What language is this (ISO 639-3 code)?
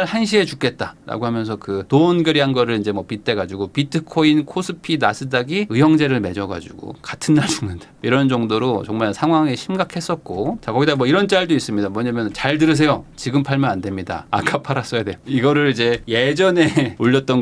kor